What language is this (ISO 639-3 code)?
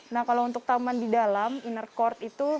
ind